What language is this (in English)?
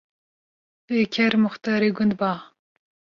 Kurdish